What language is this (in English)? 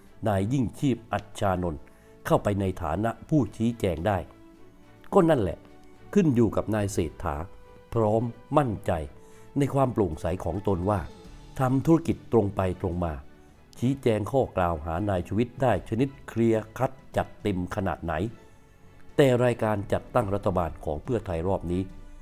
Thai